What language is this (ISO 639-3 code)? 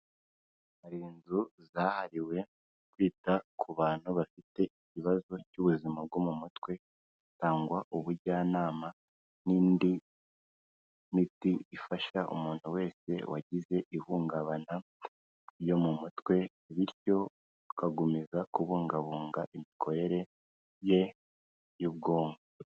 kin